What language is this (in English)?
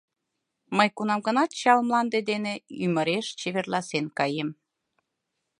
Mari